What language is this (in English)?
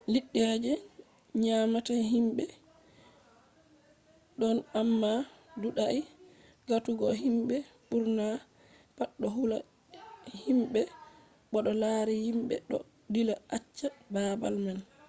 Fula